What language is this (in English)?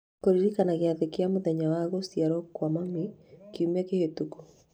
Kikuyu